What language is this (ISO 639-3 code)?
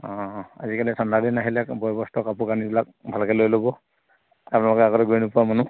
asm